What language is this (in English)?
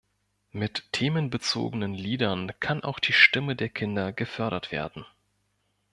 German